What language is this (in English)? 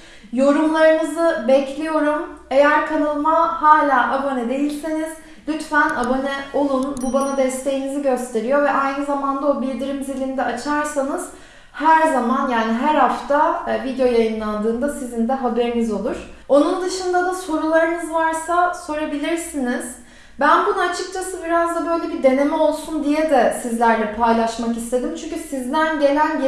Turkish